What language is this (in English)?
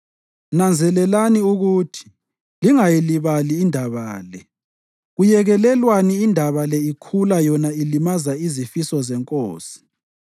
North Ndebele